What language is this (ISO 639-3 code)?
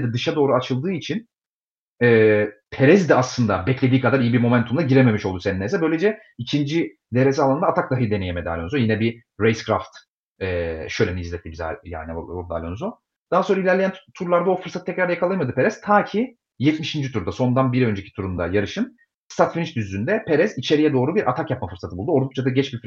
tur